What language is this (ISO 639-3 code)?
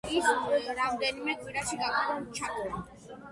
kat